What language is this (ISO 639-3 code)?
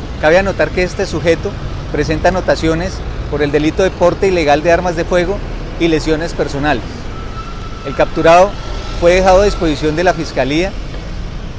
spa